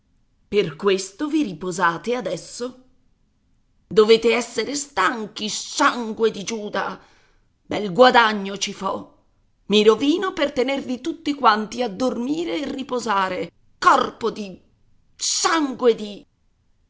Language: Italian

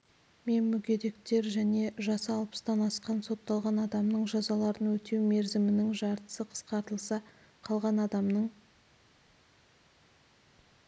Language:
Kazakh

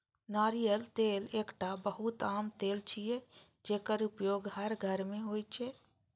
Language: Maithili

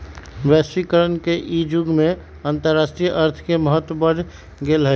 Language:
Magahi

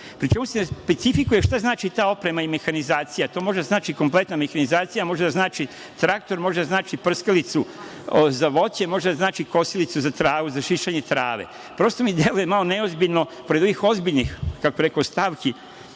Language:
Serbian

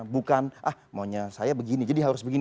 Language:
Indonesian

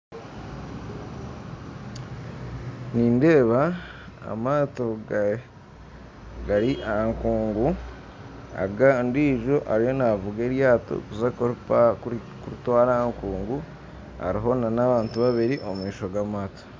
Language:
Nyankole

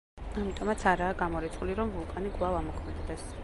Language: Georgian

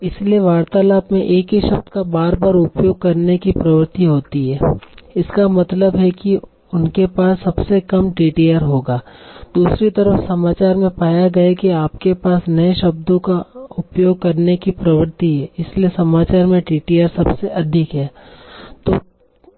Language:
Hindi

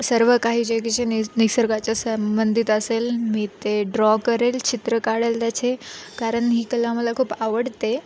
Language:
Marathi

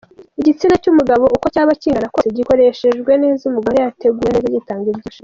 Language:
Kinyarwanda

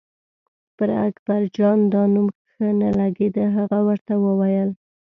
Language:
Pashto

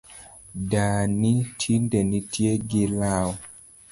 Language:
Luo (Kenya and Tanzania)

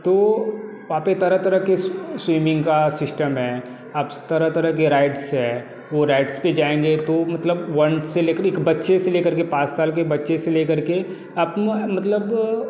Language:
Hindi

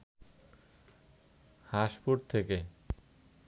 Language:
Bangla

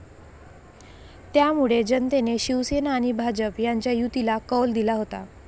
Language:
Marathi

